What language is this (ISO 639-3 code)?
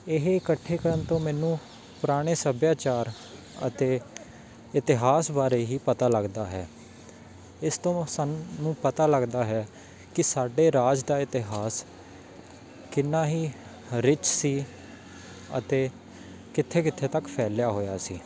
pan